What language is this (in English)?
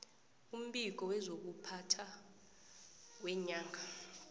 South Ndebele